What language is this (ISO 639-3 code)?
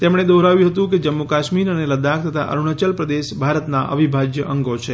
guj